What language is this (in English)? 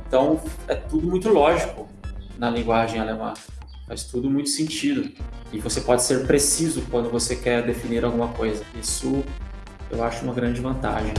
Portuguese